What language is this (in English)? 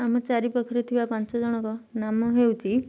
Odia